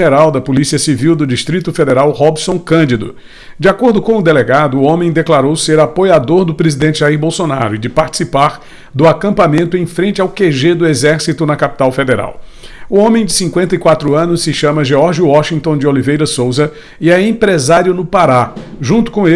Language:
Portuguese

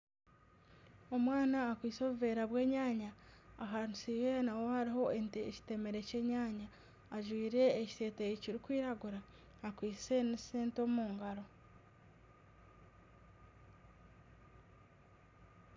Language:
Nyankole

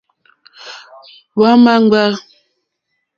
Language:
Mokpwe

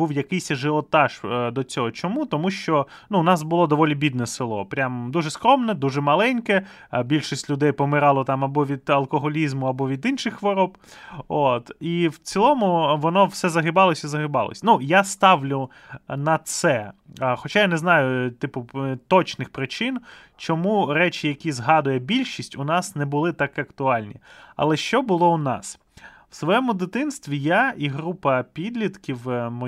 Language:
Ukrainian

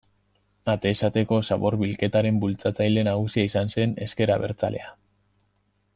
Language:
Basque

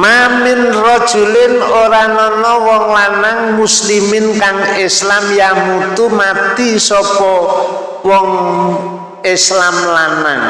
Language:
Indonesian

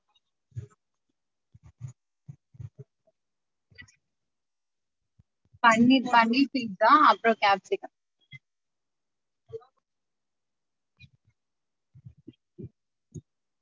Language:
Tamil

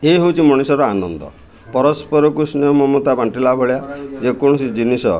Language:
Odia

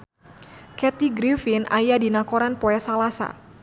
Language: Sundanese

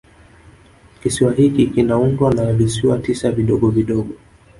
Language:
Swahili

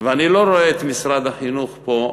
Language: Hebrew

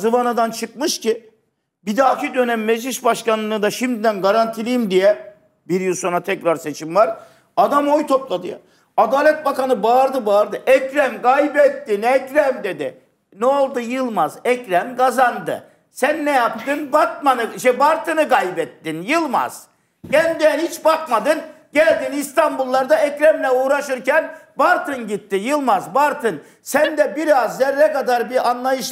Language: Turkish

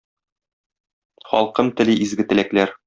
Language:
Tatar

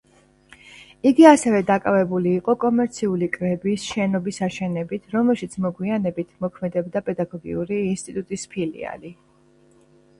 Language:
Georgian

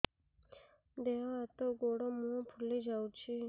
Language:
Odia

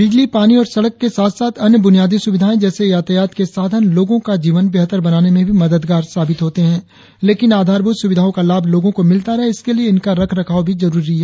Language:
Hindi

